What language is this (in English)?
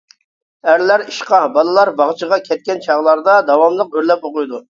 Uyghur